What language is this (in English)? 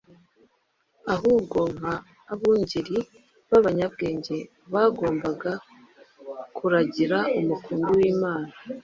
Kinyarwanda